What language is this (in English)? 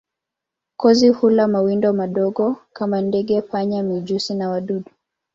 Swahili